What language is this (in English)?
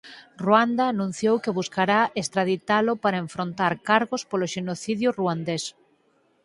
Galician